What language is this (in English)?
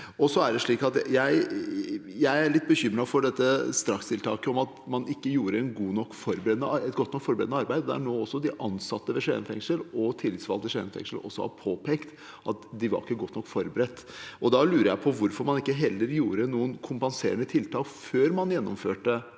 Norwegian